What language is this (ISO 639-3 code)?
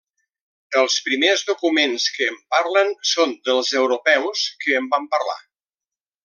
cat